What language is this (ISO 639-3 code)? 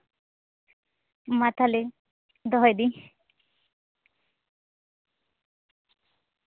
sat